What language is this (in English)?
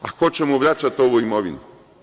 Serbian